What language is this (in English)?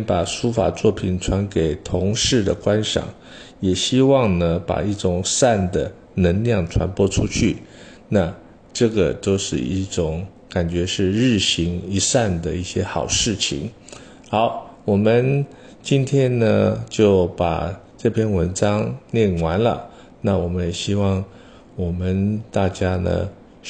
Chinese